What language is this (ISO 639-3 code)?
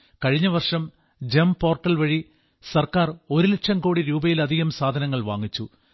mal